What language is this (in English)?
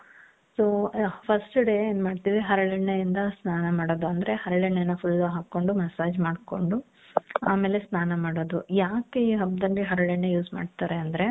Kannada